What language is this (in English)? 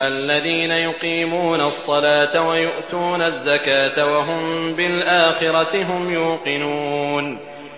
Arabic